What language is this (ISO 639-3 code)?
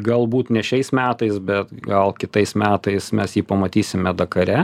lit